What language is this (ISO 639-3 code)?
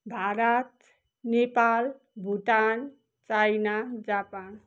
nep